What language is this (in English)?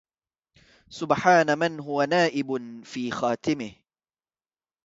Arabic